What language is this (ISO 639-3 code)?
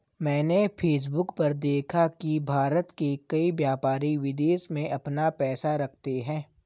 hin